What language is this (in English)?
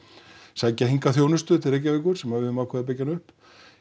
Icelandic